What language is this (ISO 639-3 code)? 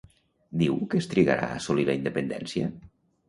cat